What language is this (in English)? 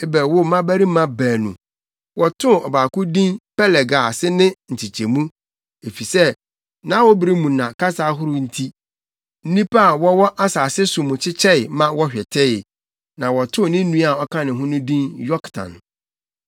Akan